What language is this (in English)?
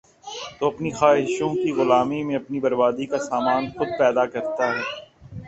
Urdu